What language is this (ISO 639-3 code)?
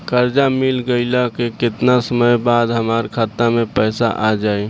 bho